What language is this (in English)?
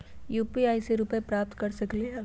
Magahi